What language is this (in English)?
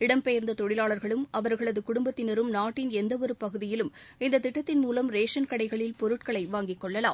Tamil